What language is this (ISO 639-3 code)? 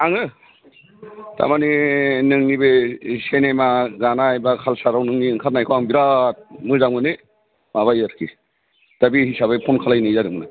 brx